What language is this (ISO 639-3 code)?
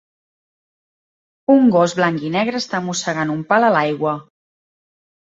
cat